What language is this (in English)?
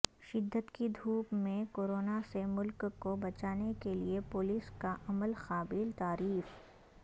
Urdu